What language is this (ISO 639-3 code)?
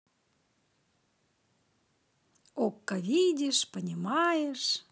rus